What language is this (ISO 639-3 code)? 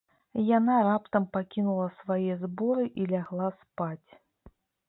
bel